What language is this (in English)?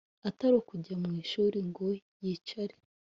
Kinyarwanda